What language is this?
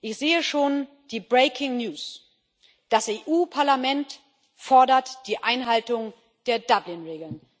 German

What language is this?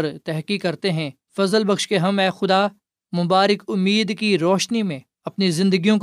Urdu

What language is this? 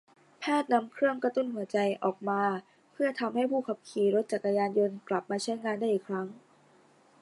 Thai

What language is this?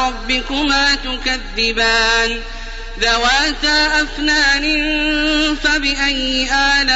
Arabic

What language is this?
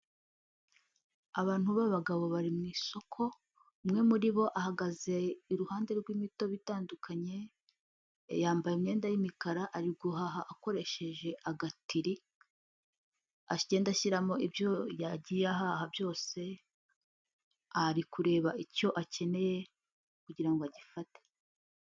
Kinyarwanda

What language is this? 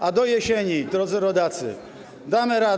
Polish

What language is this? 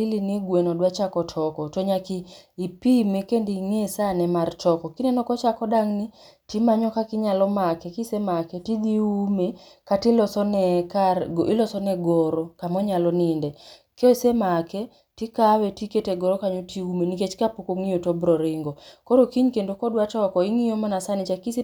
Luo (Kenya and Tanzania)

